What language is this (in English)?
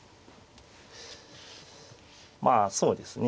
Japanese